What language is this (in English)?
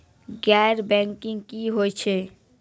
Maithili